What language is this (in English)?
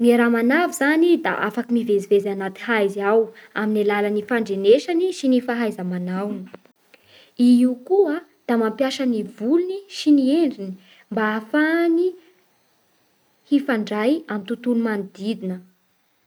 Bara Malagasy